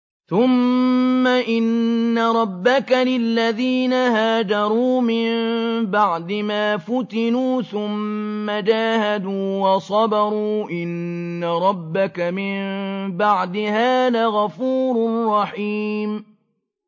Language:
Arabic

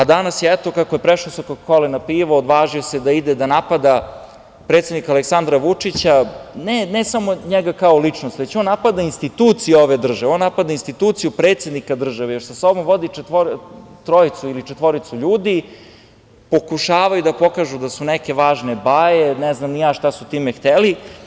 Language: Serbian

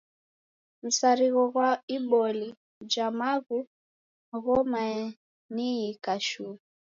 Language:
Taita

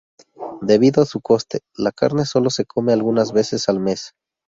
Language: Spanish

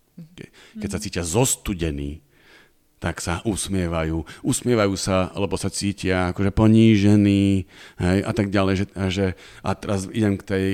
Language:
Slovak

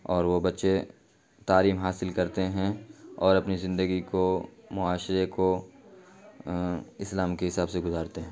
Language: Urdu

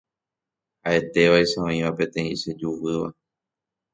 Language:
Guarani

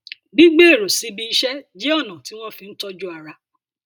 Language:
Yoruba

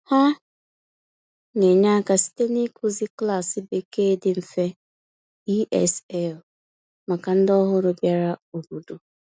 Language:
Igbo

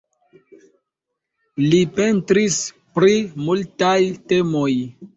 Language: Esperanto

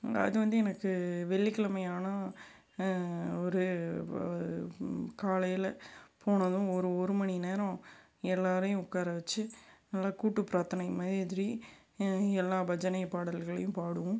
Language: Tamil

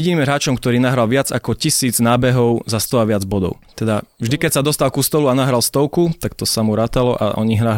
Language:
Slovak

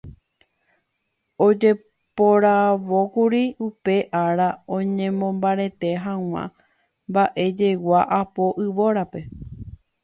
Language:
Guarani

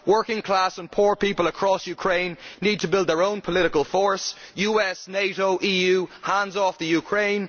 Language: English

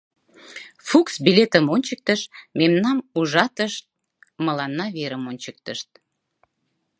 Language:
Mari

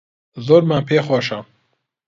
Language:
Central Kurdish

